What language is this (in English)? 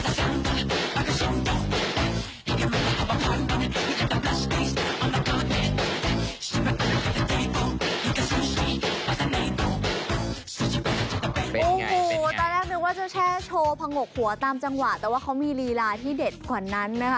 Thai